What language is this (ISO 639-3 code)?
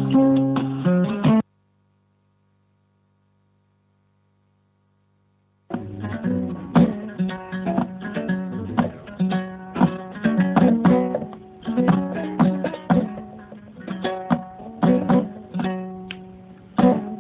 ful